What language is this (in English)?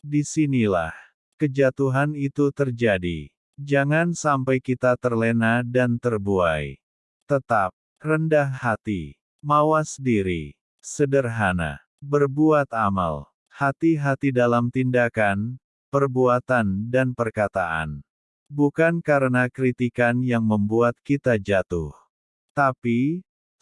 Indonesian